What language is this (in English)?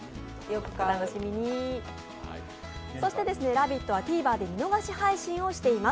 Japanese